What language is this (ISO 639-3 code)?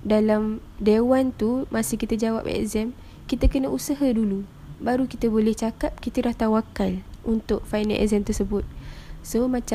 msa